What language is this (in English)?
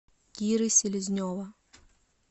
Russian